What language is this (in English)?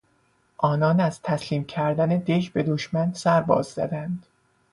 Persian